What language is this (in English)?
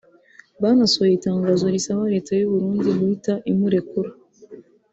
Kinyarwanda